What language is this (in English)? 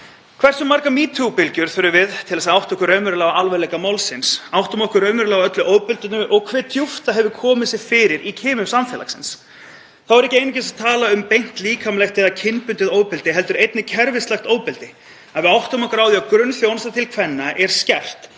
Icelandic